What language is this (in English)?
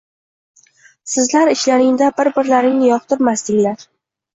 Uzbek